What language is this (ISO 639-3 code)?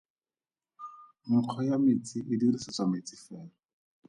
tsn